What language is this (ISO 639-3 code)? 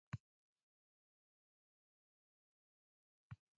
eus